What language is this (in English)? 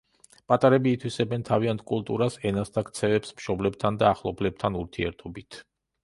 Georgian